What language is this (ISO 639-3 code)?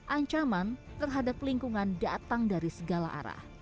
ind